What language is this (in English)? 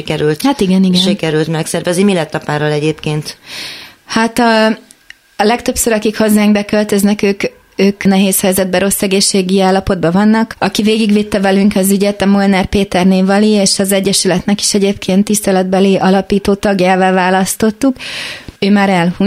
Hungarian